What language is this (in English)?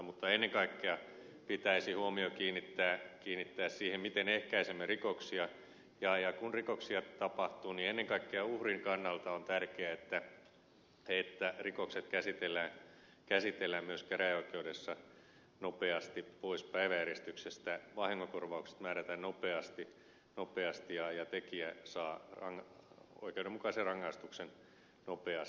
Finnish